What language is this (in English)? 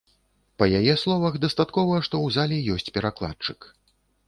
Belarusian